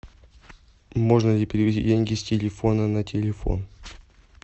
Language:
Russian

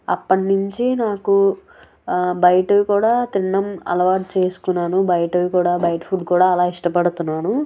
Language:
Telugu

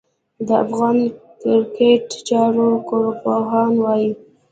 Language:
Pashto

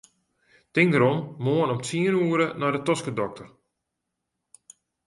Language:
Western Frisian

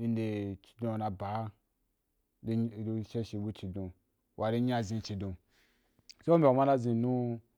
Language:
Wapan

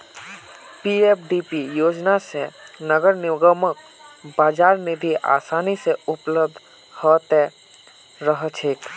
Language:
Magahi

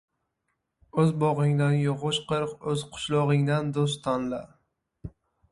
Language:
Uzbek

